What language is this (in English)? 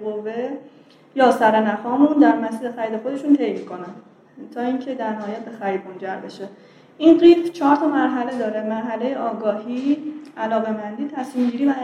Persian